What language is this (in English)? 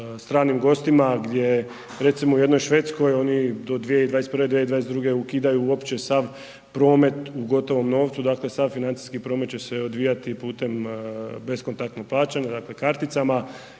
Croatian